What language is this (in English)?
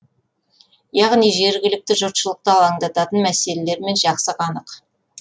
Kazakh